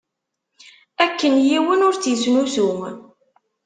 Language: Kabyle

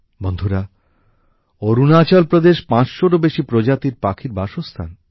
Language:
Bangla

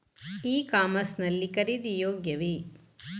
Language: Kannada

